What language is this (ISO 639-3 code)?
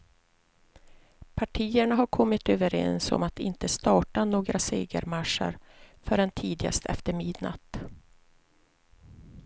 swe